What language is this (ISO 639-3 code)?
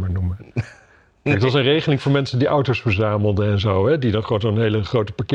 nld